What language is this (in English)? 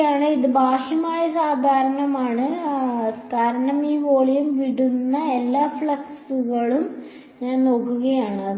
Malayalam